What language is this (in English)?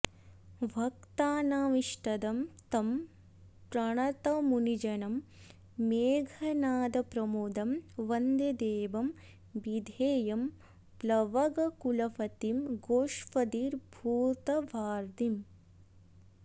Sanskrit